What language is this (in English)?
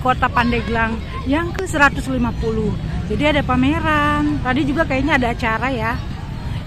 Indonesian